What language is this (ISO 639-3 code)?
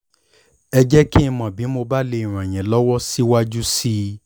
yor